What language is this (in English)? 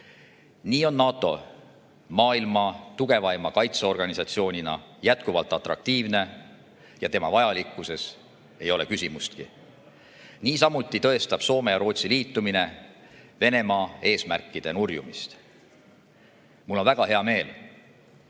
Estonian